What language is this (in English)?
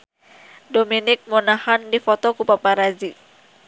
Sundanese